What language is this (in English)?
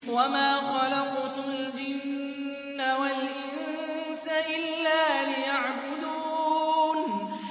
Arabic